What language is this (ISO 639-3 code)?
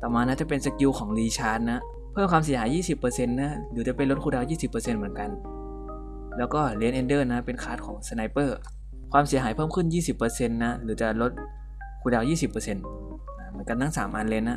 tha